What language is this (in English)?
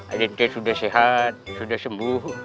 Indonesian